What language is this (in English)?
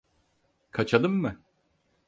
Turkish